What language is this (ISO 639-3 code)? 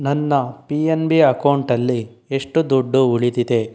kan